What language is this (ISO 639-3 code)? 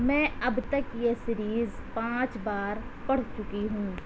urd